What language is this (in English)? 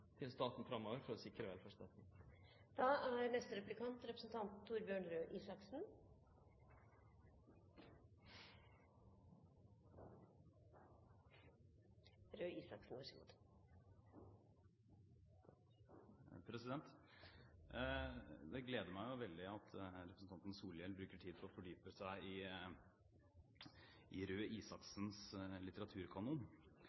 Norwegian